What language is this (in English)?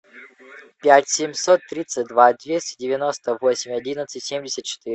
Russian